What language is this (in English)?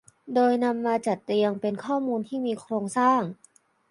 Thai